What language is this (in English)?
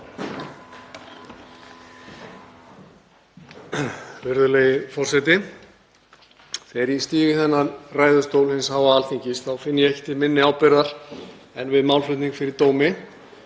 Icelandic